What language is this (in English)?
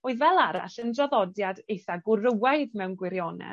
Welsh